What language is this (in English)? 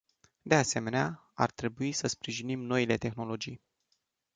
Romanian